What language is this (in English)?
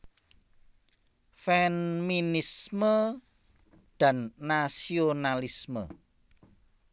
Javanese